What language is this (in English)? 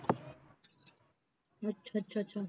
Punjabi